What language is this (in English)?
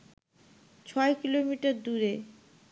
Bangla